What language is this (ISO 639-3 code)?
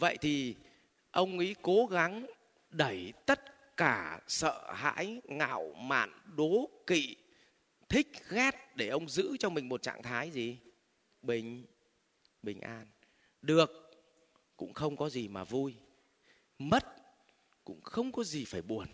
vie